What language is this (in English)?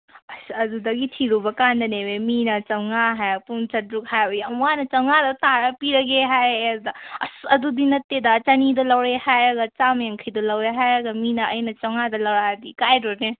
Manipuri